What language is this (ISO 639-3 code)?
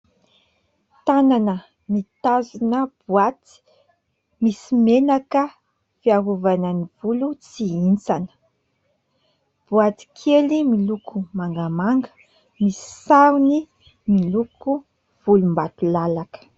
mlg